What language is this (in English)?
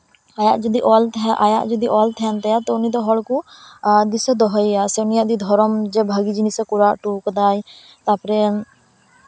Santali